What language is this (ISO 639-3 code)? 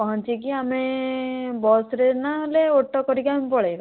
ori